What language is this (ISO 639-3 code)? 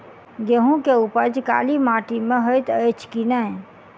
mai